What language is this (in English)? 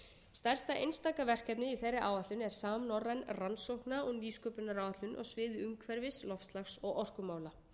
Icelandic